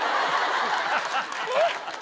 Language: Japanese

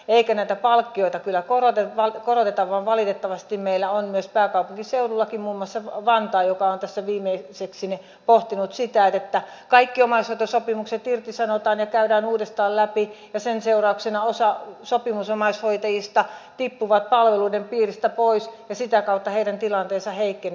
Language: Finnish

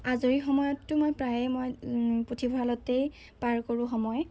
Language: Assamese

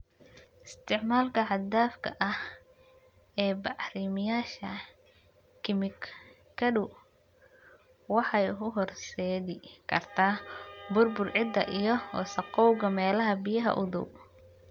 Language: Somali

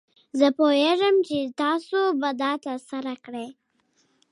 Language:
Pashto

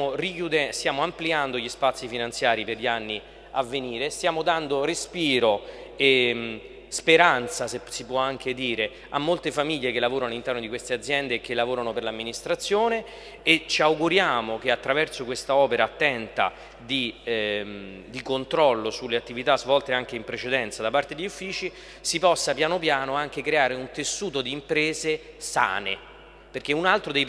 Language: Italian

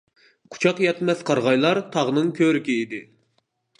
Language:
Uyghur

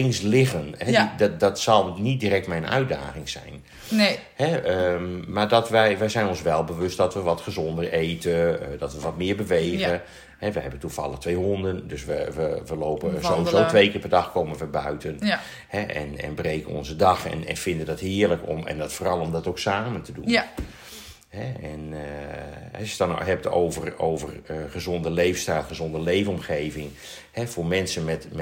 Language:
Dutch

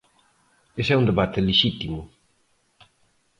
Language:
Galician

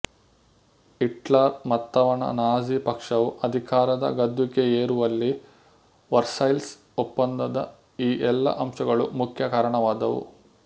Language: Kannada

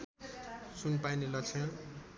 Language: Nepali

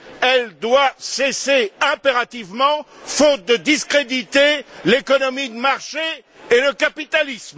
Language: French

